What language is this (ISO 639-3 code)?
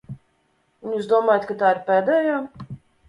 lav